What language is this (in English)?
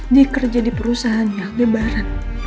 Indonesian